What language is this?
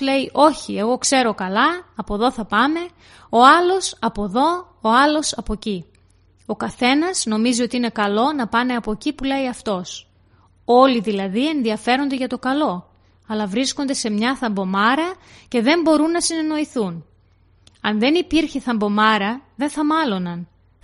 Greek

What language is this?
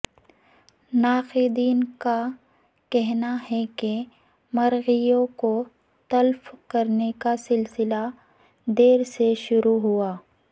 Urdu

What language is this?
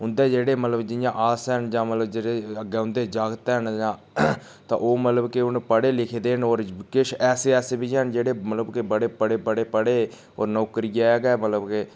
Dogri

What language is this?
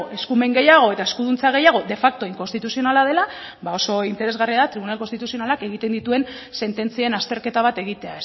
Basque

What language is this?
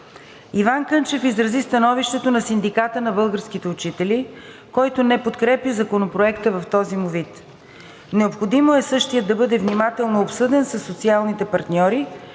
Bulgarian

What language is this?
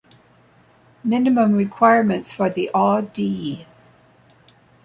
English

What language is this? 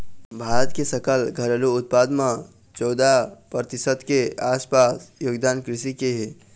Chhattisgarhi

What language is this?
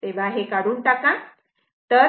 Marathi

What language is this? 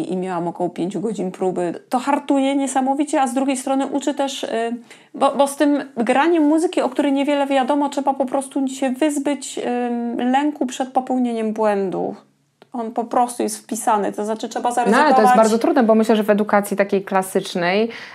Polish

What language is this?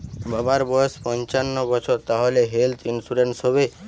Bangla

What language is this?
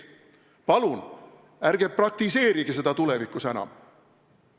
Estonian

